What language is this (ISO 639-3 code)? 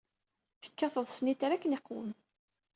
kab